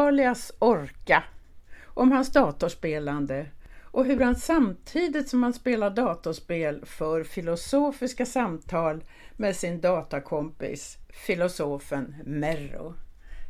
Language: Swedish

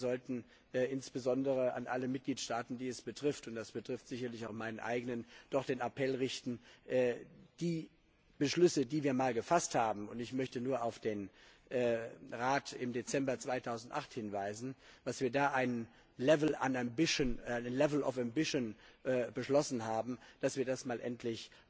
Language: German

